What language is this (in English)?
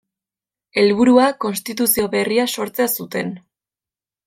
Basque